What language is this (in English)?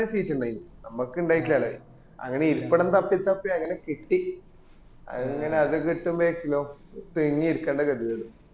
Malayalam